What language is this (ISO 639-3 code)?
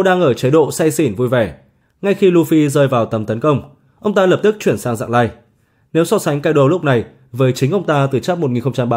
vie